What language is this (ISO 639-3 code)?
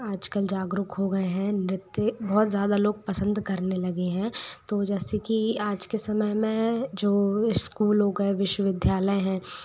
hin